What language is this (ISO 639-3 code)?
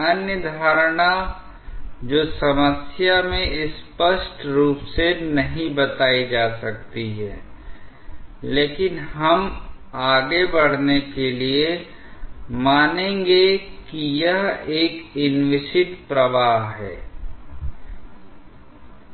hin